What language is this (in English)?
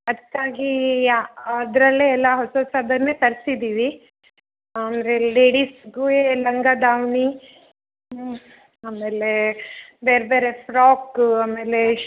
Kannada